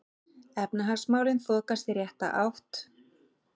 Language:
Icelandic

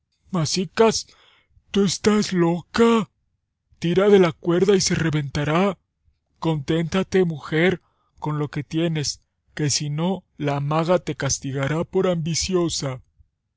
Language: Spanish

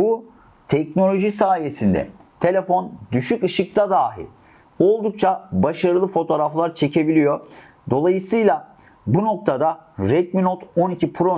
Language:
Turkish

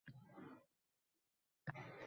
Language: Uzbek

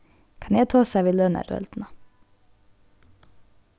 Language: Faroese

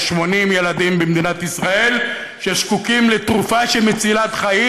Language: Hebrew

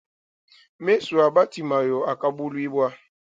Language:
Luba-Lulua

